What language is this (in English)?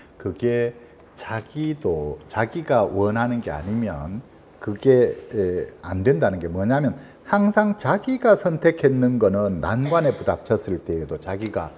Korean